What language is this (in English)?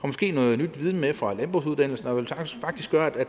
Danish